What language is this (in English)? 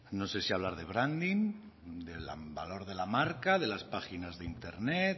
Spanish